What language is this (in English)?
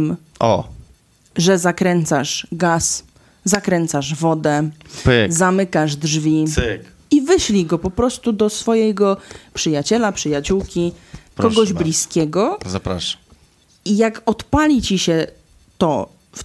Polish